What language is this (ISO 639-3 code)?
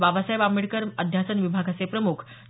mar